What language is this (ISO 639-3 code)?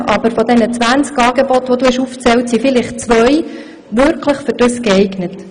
gsw